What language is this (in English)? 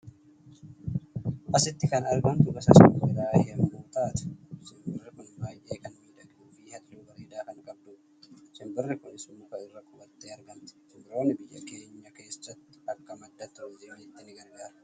Oromo